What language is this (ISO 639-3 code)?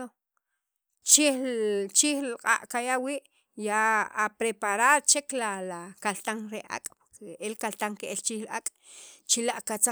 quv